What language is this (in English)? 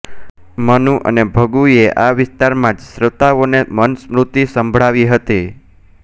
Gujarati